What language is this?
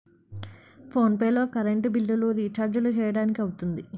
Telugu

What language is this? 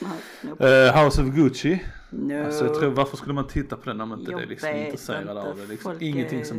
Swedish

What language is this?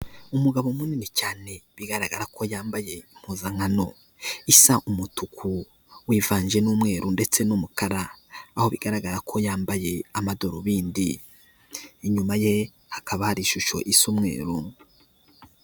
Kinyarwanda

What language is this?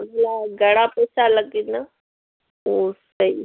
Sindhi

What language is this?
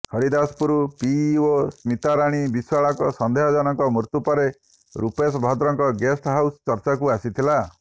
Odia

